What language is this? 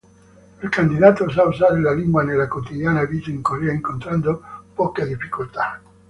Italian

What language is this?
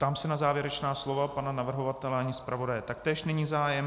Czech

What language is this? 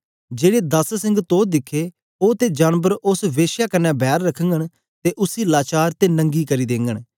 Dogri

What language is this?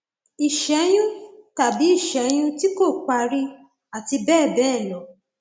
Yoruba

